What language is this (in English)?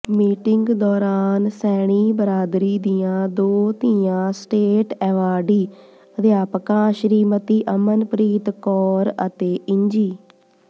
Punjabi